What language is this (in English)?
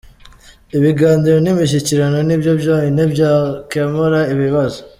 Kinyarwanda